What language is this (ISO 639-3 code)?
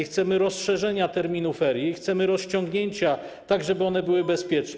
pol